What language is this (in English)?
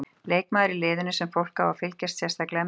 Icelandic